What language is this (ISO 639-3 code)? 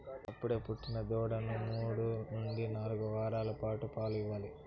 tel